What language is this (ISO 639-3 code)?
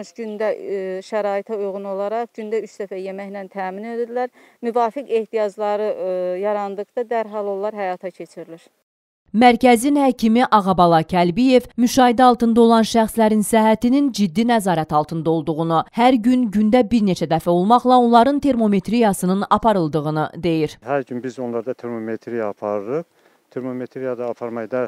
tur